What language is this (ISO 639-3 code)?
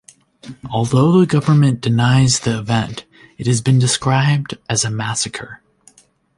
eng